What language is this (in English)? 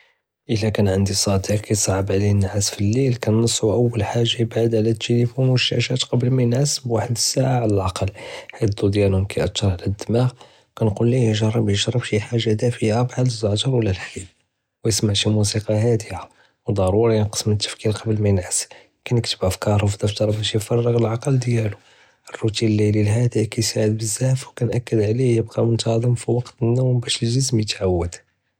Judeo-Arabic